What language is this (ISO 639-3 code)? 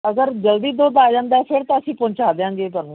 pan